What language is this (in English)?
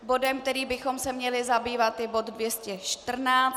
Czech